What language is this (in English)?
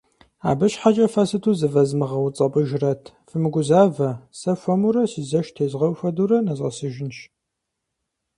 Kabardian